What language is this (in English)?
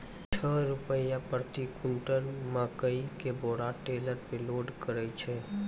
Maithili